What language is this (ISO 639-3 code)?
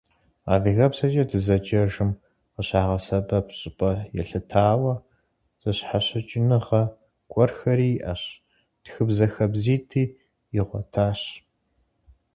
kbd